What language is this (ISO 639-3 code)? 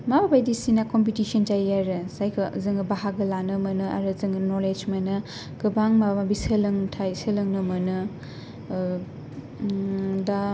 brx